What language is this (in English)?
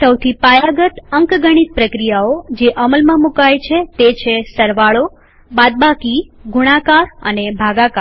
Gujarati